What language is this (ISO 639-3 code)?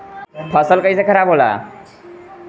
bho